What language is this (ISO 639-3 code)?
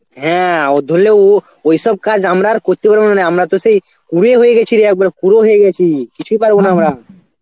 ben